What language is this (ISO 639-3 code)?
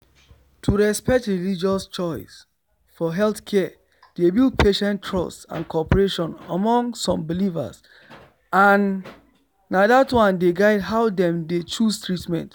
pcm